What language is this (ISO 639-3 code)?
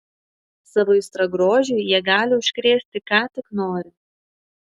lit